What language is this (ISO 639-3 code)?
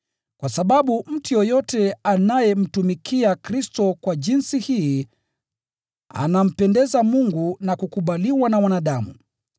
swa